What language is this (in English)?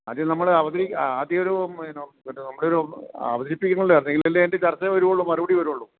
Malayalam